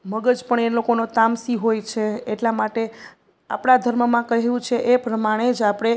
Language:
Gujarati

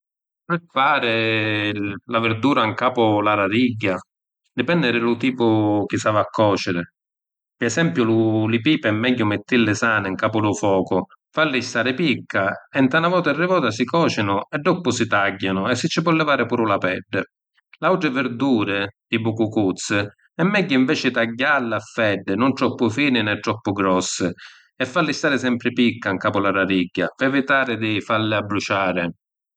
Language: Sicilian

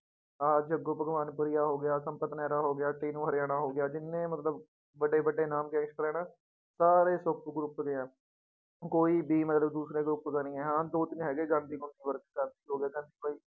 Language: Punjabi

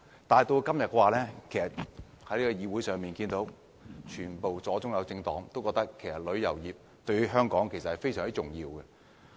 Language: Cantonese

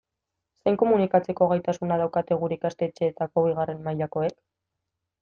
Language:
Basque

